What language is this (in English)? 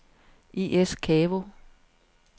Danish